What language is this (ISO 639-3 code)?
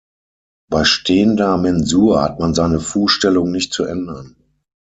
deu